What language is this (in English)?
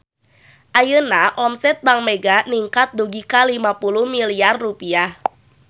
Sundanese